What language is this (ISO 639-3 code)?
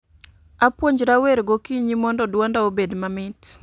luo